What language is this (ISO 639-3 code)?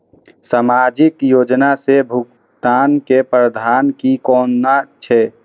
mai